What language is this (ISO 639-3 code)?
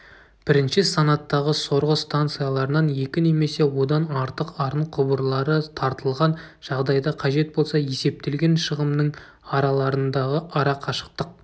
kaz